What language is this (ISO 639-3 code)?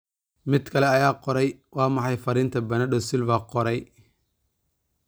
som